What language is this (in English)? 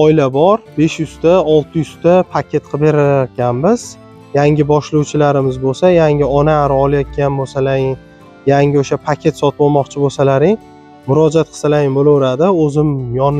Turkish